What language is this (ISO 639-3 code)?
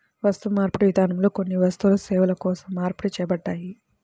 tel